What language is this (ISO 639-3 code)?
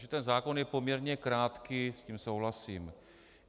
ces